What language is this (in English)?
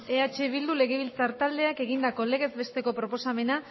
Basque